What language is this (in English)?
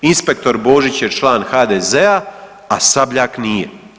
Croatian